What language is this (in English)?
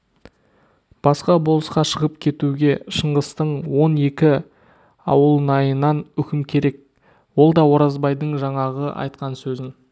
Kazakh